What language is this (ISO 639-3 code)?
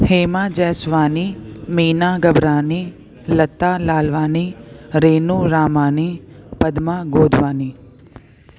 snd